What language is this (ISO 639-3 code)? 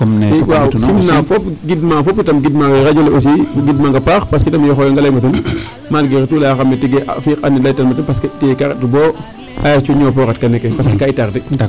srr